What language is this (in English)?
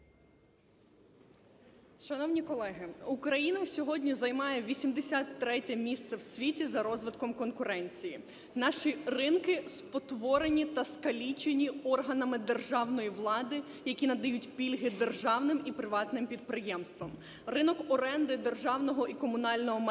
Ukrainian